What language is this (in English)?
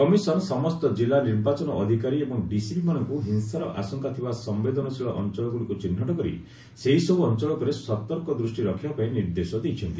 Odia